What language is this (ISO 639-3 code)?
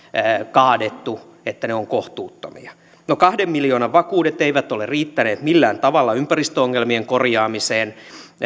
fin